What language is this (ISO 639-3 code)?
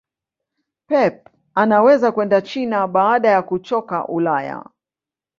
swa